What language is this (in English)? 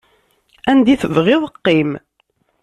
Kabyle